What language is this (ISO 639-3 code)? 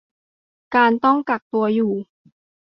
tha